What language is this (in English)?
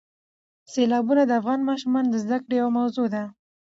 Pashto